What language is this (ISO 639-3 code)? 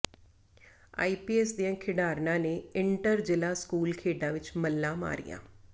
pan